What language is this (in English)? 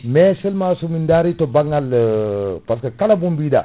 Fula